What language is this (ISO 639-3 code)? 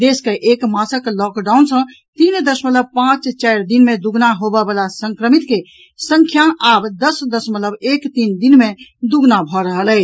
mai